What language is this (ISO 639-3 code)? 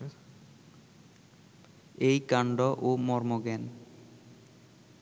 ben